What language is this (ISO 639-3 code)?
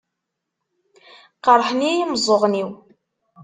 kab